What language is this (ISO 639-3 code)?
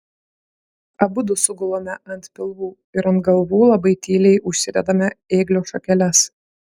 lit